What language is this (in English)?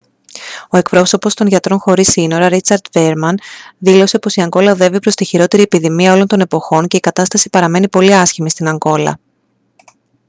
Greek